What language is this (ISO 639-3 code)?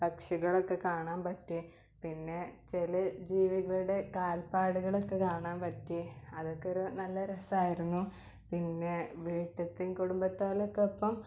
mal